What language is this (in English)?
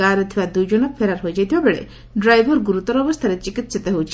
Odia